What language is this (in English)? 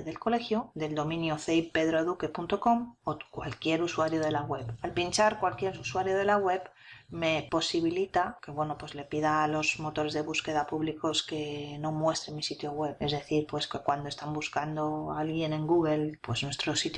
Spanish